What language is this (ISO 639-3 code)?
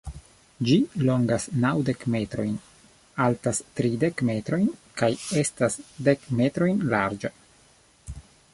epo